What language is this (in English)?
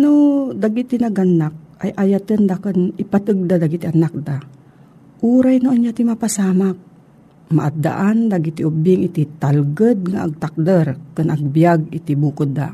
Filipino